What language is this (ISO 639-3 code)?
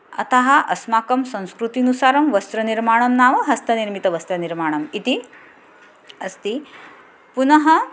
san